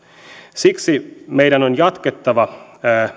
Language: Finnish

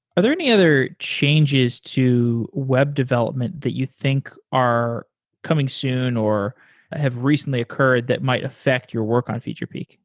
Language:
English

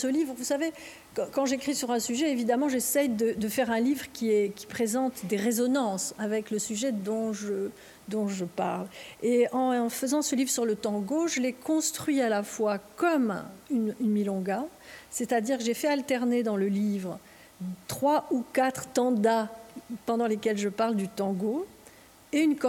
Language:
French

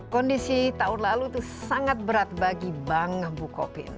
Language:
Indonesian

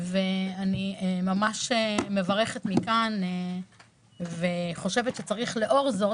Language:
Hebrew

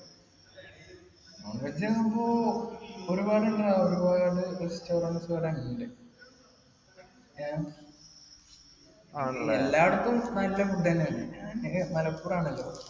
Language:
Malayalam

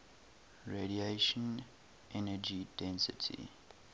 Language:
English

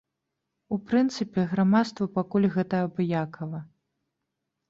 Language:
Belarusian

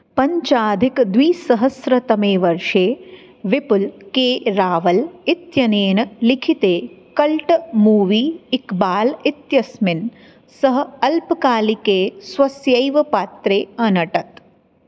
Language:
Sanskrit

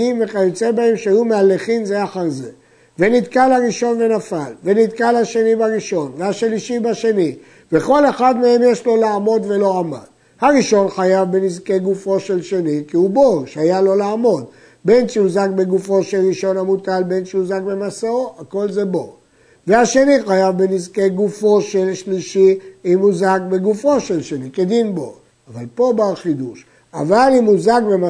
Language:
Hebrew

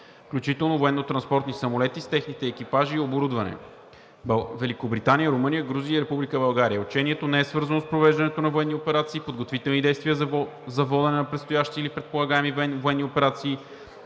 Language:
Bulgarian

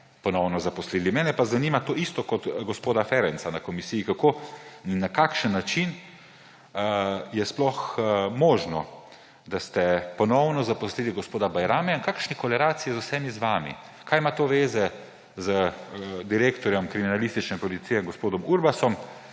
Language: Slovenian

